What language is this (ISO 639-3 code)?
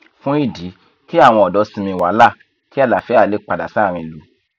yor